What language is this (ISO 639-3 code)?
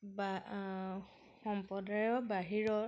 asm